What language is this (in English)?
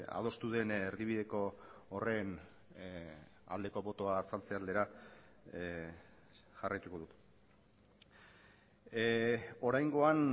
Basque